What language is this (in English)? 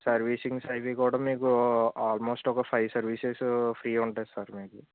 Telugu